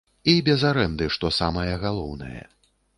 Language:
Belarusian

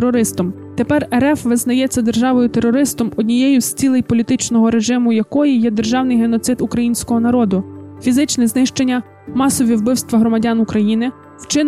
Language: Ukrainian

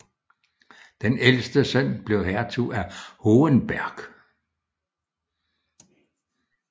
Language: Danish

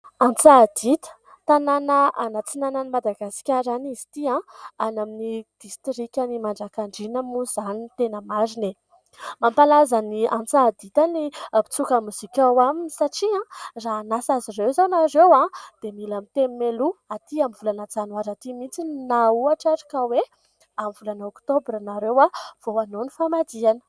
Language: Malagasy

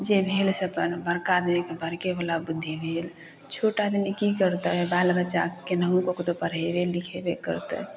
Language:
Maithili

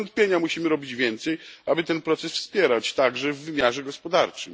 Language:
Polish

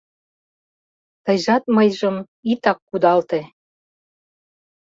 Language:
Mari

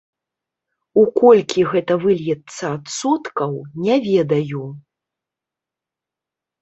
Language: Belarusian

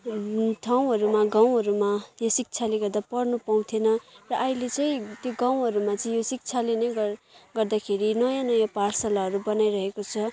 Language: Nepali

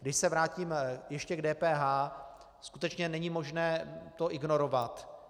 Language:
Czech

